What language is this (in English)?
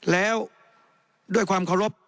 Thai